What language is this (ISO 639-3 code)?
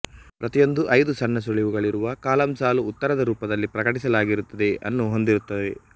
kan